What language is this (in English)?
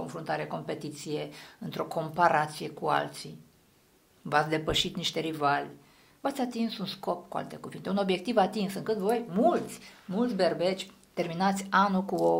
Romanian